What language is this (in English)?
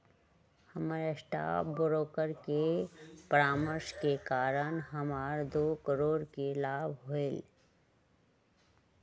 Magahi